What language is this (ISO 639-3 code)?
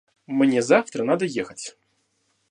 rus